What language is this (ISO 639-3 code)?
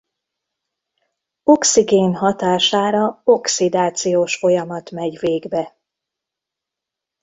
hun